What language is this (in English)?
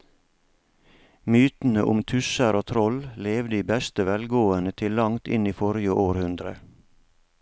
Norwegian